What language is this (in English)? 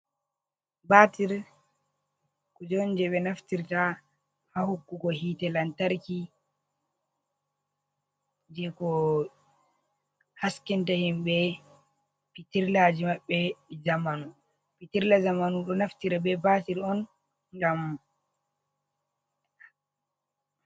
Fula